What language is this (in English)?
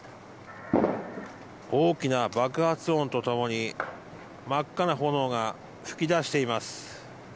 Japanese